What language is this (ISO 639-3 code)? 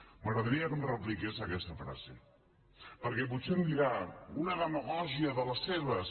cat